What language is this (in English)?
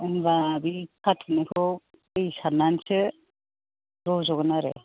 Bodo